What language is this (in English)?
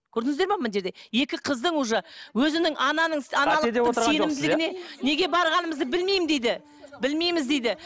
Kazakh